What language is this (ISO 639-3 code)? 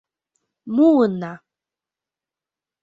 chm